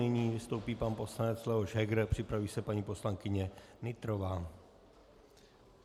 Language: Czech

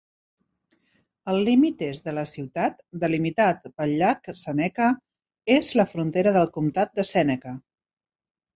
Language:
Catalan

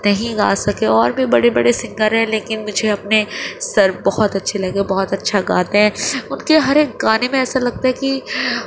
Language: Urdu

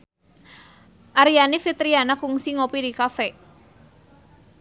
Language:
Sundanese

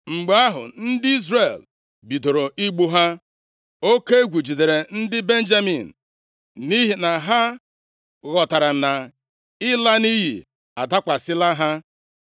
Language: Igbo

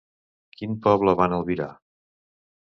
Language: Catalan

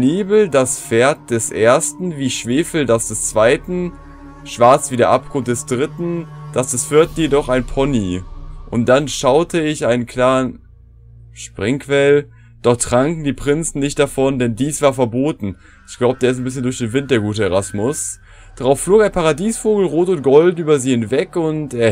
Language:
German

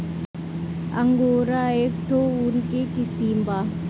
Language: Bhojpuri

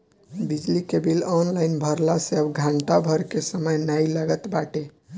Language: Bhojpuri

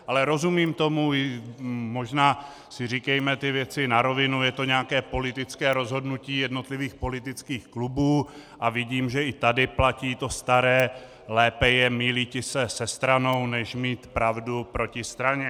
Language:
Czech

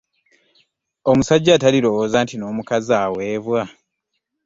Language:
Ganda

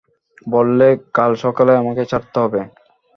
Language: Bangla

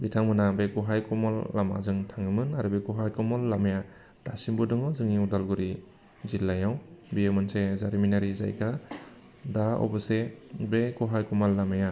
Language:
Bodo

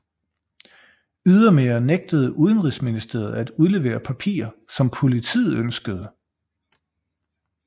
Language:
Danish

